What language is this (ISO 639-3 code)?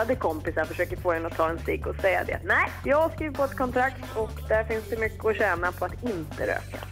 swe